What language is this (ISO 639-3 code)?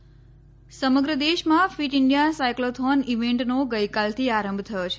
guj